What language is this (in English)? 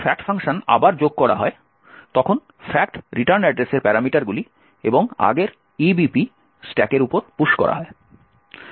Bangla